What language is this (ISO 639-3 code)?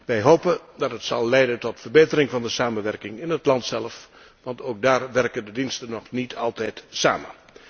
nld